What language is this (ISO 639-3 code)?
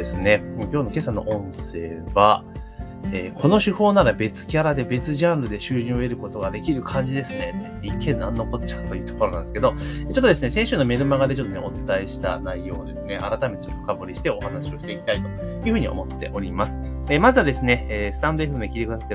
jpn